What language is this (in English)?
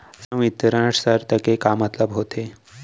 Chhattisgarhi